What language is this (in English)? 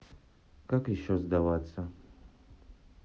Russian